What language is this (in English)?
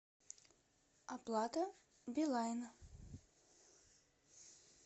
Russian